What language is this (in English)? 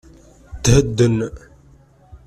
Kabyle